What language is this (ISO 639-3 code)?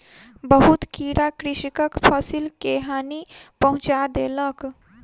mai